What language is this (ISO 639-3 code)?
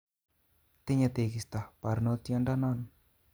kln